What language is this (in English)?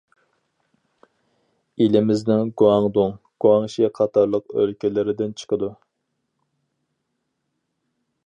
Uyghur